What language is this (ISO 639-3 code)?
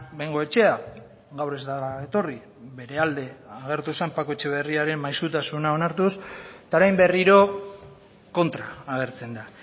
eus